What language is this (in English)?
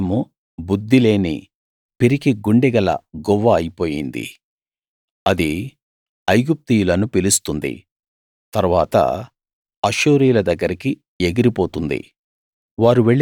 Telugu